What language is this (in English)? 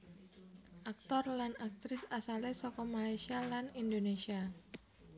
Javanese